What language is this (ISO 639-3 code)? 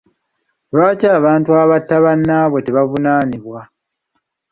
lug